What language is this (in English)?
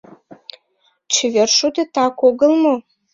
Mari